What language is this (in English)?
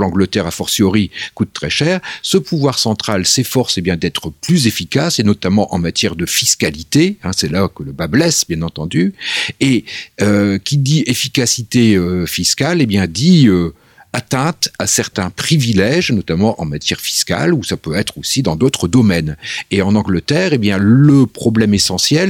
French